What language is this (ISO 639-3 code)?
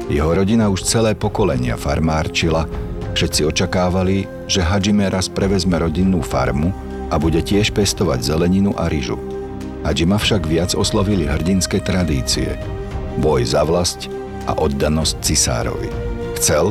slk